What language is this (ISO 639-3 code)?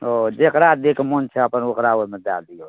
mai